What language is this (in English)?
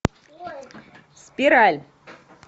Russian